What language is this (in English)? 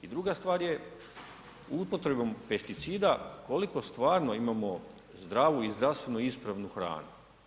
Croatian